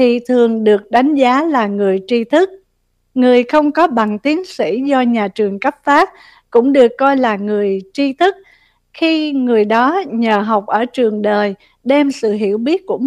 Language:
Vietnamese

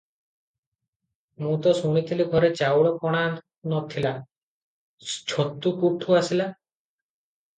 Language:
Odia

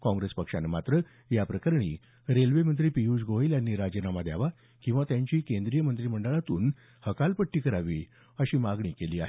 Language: Marathi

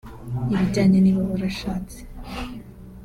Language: Kinyarwanda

